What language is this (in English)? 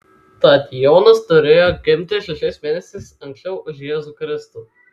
Lithuanian